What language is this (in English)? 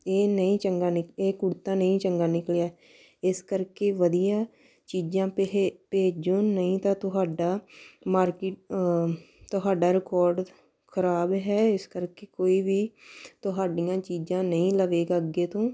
Punjabi